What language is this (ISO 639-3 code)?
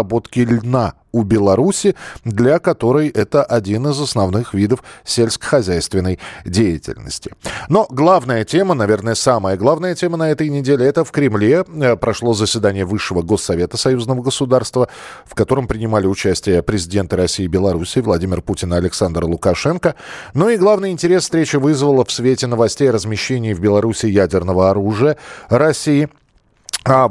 rus